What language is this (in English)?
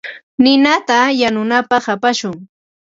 Ambo-Pasco Quechua